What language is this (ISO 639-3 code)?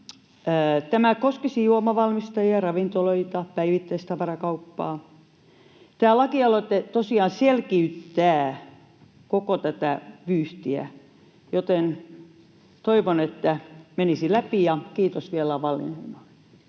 fin